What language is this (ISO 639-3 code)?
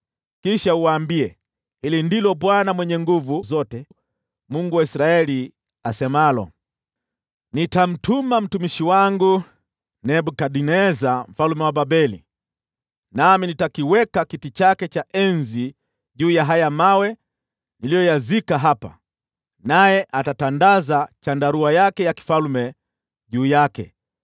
swa